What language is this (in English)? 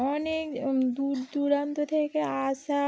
Bangla